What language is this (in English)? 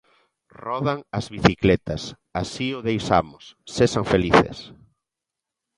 Galician